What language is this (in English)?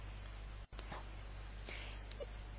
Bangla